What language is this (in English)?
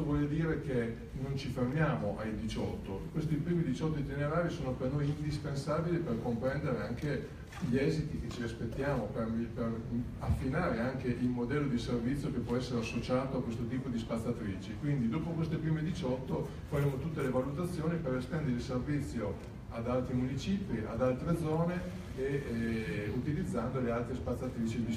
Italian